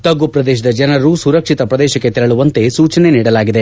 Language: Kannada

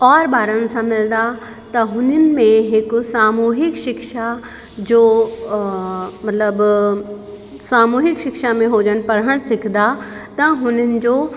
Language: Sindhi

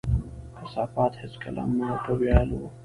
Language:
Pashto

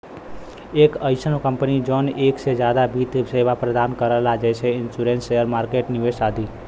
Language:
Bhojpuri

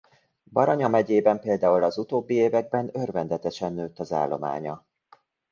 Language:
Hungarian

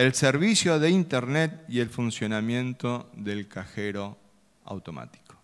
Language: Spanish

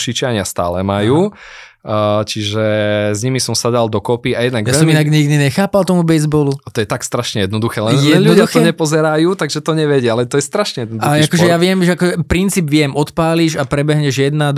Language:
Slovak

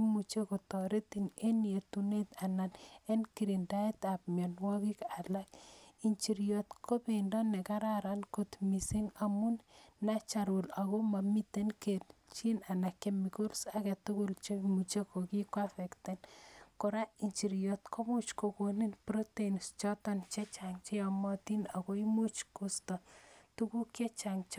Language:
Kalenjin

